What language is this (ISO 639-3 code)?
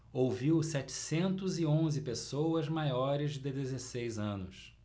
por